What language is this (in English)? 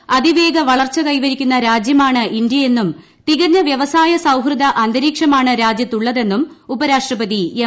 Malayalam